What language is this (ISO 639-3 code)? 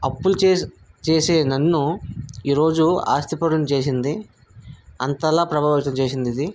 tel